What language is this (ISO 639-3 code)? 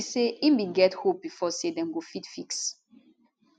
pcm